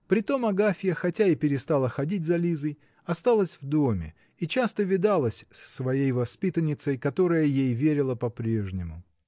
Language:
Russian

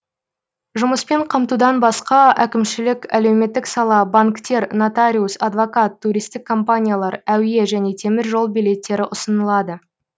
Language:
Kazakh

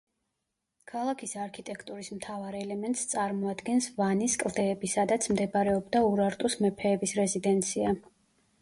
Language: Georgian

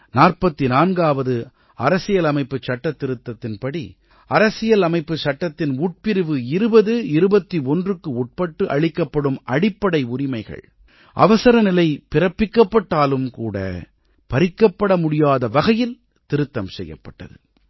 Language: Tamil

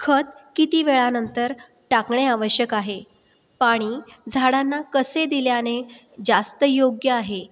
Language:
Marathi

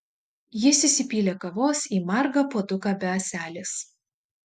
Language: Lithuanian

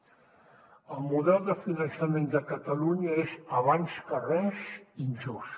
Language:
Catalan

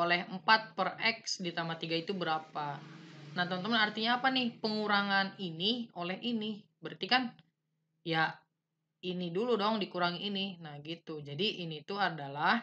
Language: Indonesian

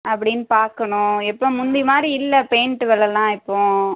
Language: Tamil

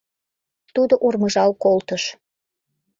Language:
Mari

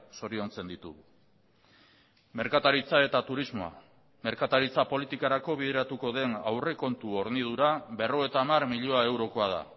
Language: Basque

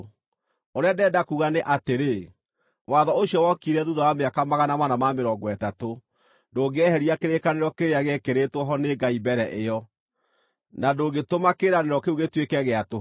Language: Kikuyu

